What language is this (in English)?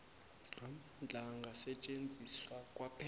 South Ndebele